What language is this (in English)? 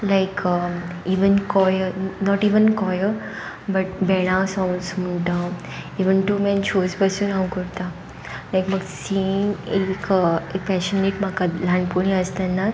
Konkani